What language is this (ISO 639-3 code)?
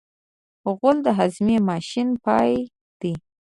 pus